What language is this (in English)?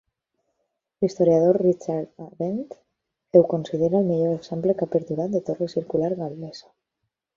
Catalan